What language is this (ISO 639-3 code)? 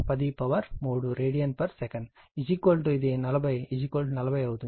tel